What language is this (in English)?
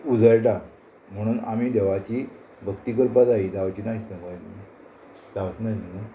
Konkani